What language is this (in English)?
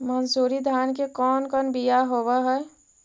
Magahi